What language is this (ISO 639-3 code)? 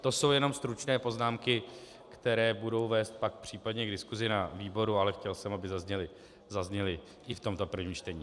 ces